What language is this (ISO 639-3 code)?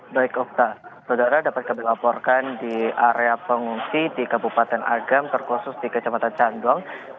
ind